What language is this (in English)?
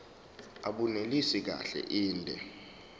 Zulu